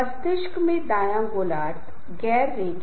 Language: Hindi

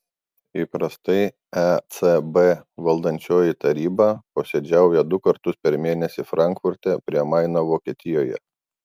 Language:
Lithuanian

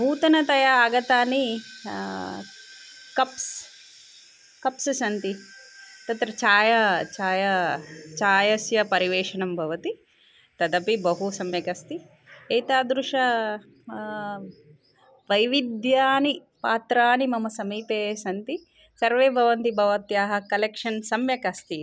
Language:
Sanskrit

